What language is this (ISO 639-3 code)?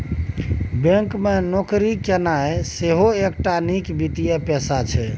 mai